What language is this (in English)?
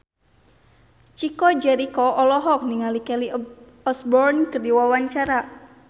Sundanese